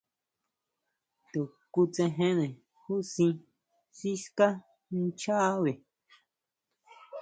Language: Huautla Mazatec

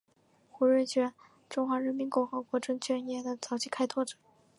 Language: Chinese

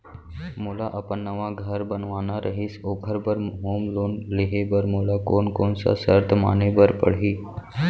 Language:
Chhattisgarhi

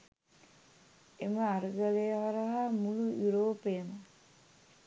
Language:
Sinhala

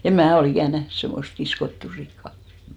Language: Finnish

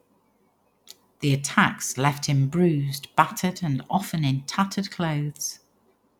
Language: English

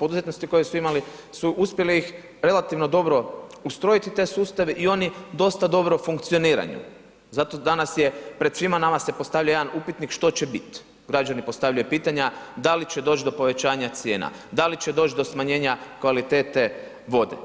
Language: Croatian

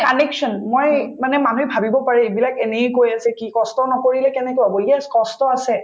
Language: Assamese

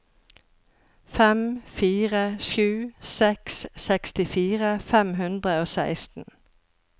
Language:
Norwegian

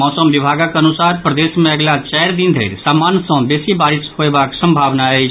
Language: Maithili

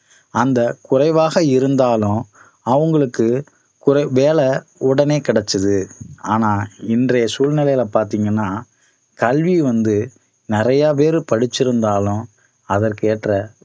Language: Tamil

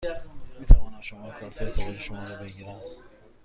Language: Persian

